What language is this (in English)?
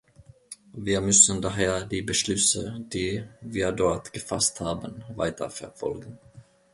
German